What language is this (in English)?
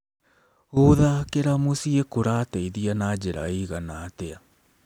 Kikuyu